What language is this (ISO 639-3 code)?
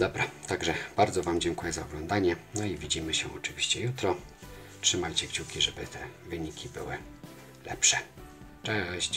pol